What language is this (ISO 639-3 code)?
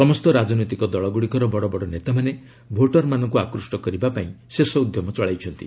ori